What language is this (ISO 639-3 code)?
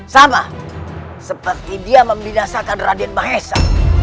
ind